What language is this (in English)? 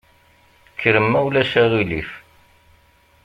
Kabyle